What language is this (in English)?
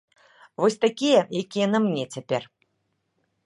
Belarusian